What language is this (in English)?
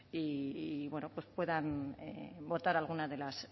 Spanish